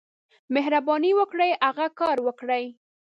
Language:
Pashto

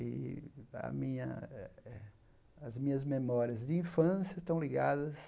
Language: Portuguese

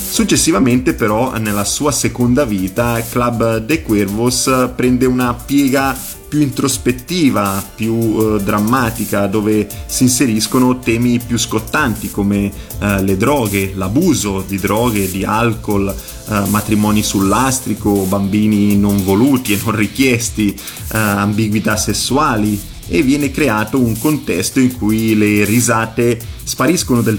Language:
Italian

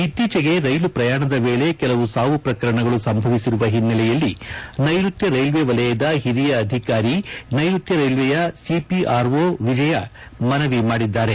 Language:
Kannada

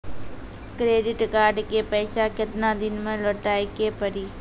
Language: Maithili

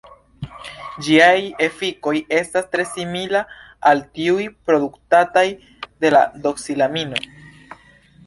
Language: Esperanto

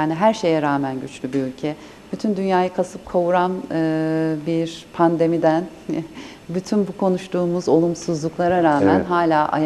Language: Turkish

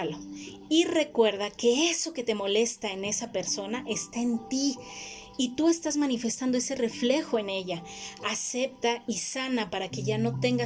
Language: Spanish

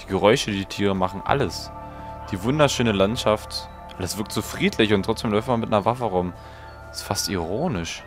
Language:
German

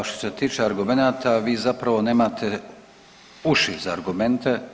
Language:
Croatian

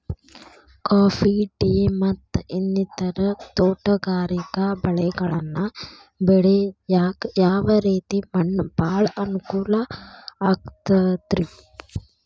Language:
Kannada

